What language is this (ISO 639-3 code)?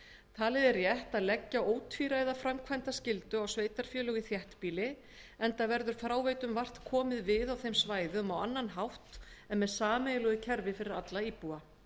isl